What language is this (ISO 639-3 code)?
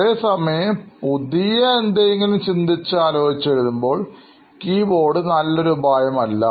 mal